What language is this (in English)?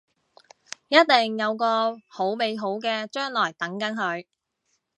Cantonese